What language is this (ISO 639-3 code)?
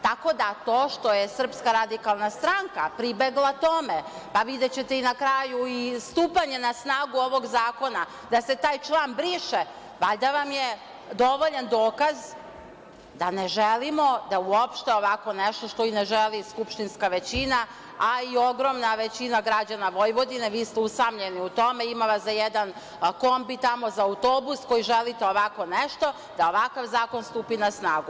srp